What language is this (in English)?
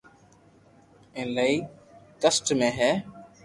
Loarki